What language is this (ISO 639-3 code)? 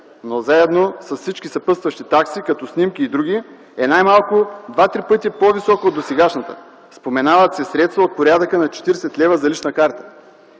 bul